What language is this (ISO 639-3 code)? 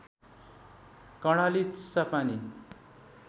nep